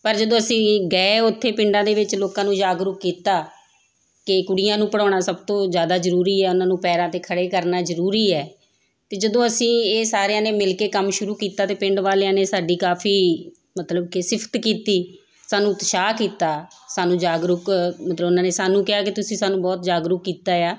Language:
Punjabi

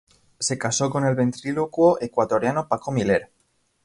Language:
Spanish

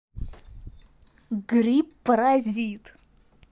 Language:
Russian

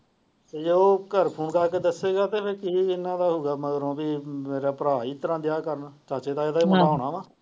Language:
Punjabi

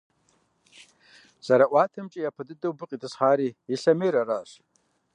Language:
Kabardian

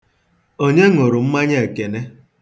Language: Igbo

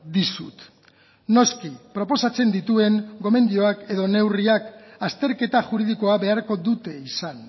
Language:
Basque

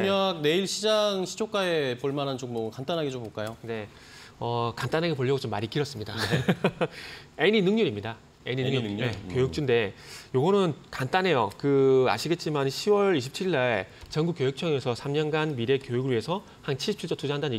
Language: Korean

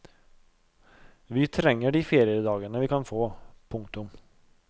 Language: Norwegian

